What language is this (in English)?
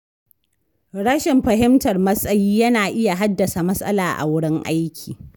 Hausa